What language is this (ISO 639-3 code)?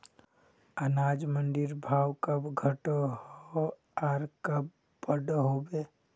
mag